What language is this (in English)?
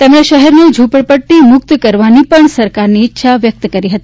Gujarati